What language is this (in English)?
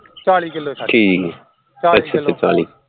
Punjabi